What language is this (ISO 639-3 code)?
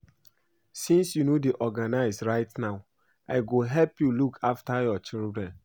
pcm